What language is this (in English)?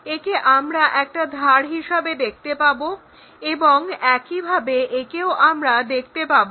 Bangla